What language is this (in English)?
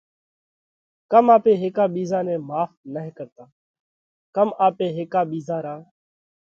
Parkari Koli